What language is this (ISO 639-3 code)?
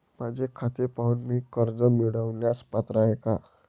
mar